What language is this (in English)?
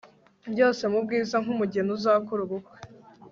Kinyarwanda